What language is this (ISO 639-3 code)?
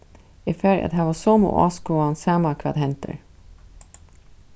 fao